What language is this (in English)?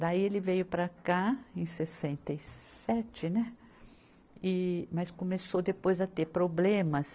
Portuguese